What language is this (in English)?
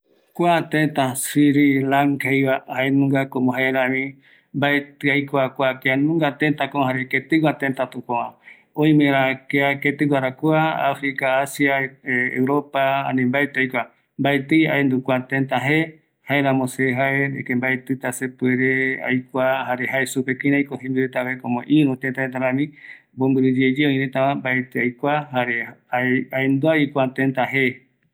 Eastern Bolivian Guaraní